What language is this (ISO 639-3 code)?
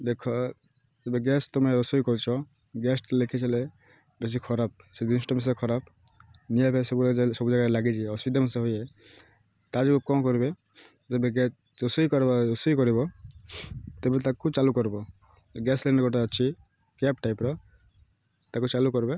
ori